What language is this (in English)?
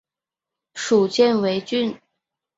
Chinese